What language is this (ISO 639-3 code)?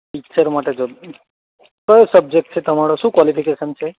guj